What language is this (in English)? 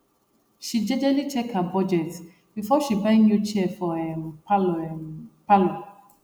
Nigerian Pidgin